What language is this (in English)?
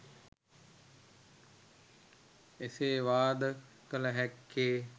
Sinhala